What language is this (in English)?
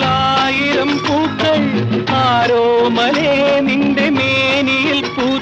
Hindi